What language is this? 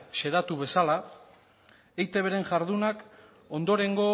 Basque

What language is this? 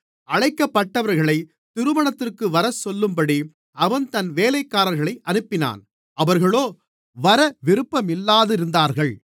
Tamil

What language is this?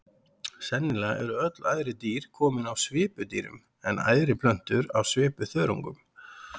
Icelandic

